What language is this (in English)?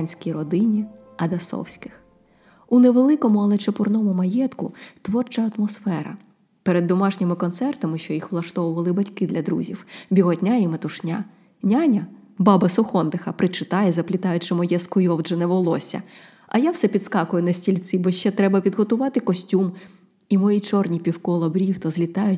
Ukrainian